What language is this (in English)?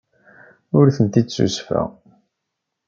Kabyle